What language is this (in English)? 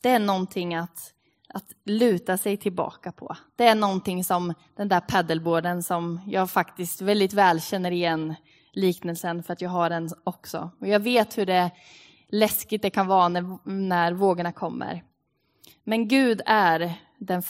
Swedish